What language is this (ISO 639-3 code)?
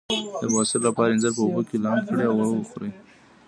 pus